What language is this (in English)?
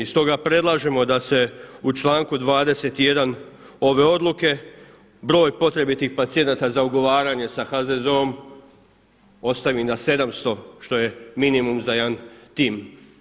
Croatian